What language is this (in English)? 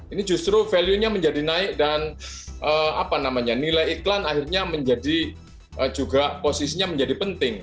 Indonesian